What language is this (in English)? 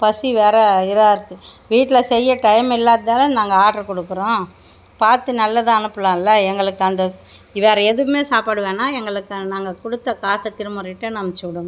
Tamil